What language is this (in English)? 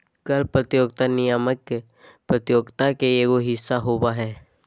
Magahi